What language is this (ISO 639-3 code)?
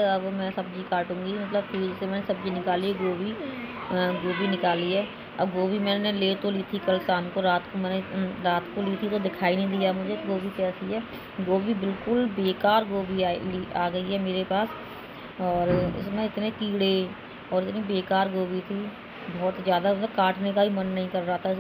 hin